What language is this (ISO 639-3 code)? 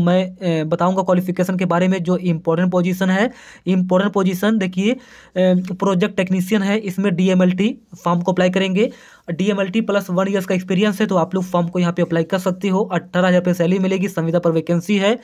hin